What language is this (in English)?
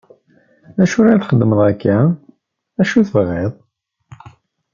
Kabyle